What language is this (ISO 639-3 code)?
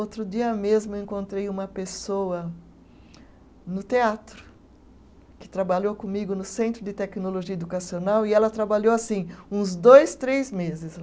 por